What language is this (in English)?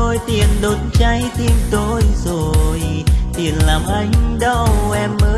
Vietnamese